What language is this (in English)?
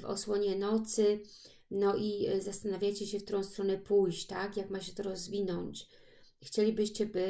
Polish